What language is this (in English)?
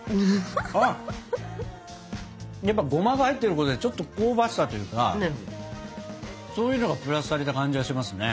Japanese